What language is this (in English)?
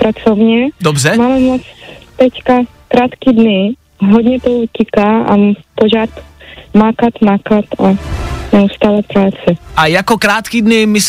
Czech